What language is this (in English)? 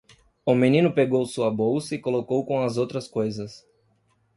Portuguese